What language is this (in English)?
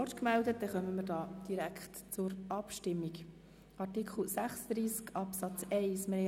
Swiss German